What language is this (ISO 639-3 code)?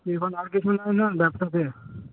ben